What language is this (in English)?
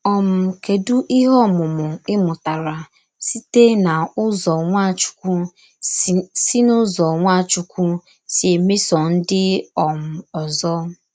Igbo